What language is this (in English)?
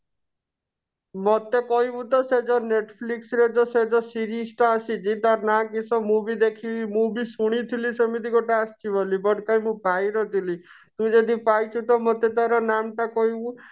Odia